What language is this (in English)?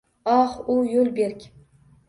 Uzbek